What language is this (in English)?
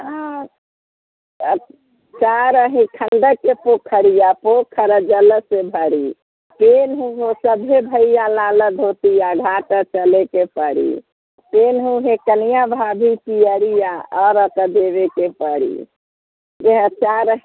Maithili